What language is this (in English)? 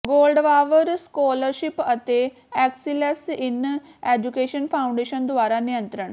Punjabi